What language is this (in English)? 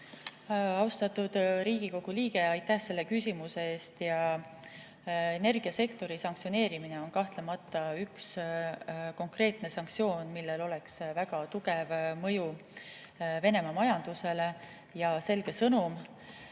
Estonian